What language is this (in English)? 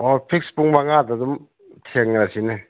Manipuri